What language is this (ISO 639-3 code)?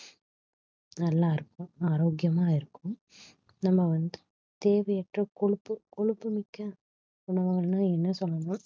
tam